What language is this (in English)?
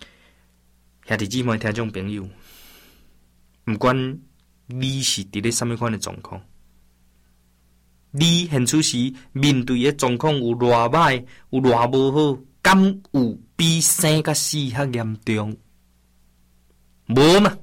Chinese